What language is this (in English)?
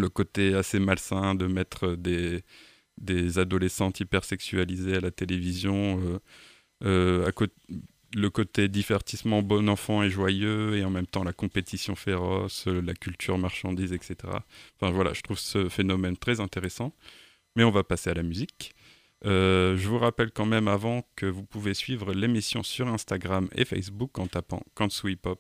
French